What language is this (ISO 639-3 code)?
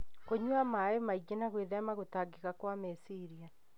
kik